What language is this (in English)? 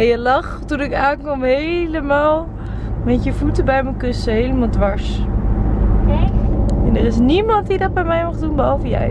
Dutch